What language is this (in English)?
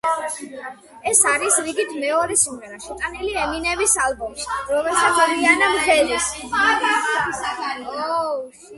Georgian